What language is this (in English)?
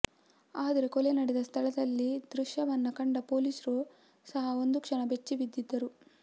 Kannada